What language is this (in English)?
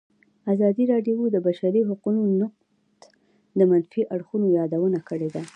Pashto